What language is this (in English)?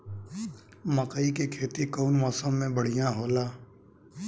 Bhojpuri